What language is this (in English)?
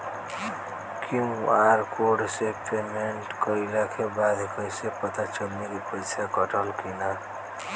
Bhojpuri